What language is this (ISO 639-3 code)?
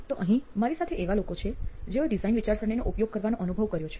guj